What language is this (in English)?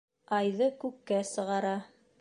Bashkir